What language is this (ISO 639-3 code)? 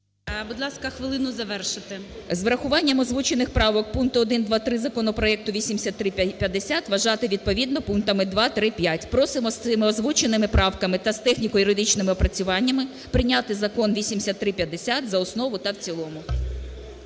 ukr